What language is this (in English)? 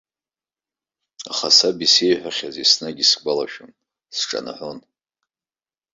Abkhazian